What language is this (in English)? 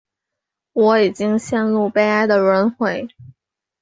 Chinese